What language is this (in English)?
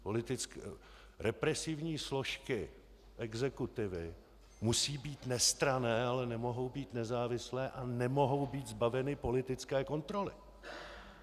Czech